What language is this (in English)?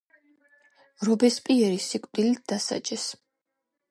Georgian